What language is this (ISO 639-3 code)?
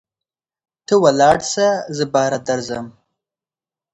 pus